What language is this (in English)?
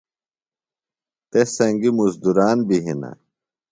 Phalura